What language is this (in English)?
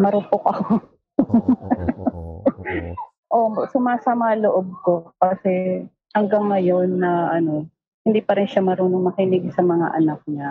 Filipino